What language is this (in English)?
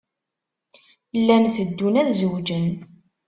Kabyle